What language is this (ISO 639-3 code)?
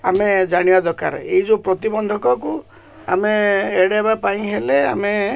ori